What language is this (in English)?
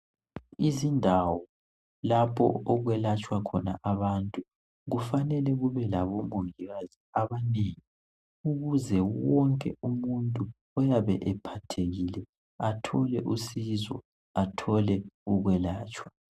North Ndebele